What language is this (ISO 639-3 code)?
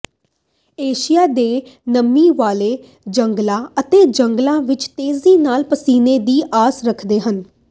pan